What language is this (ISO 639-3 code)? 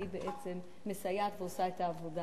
heb